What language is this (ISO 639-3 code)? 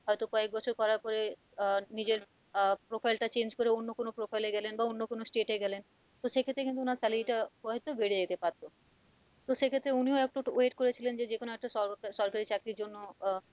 ben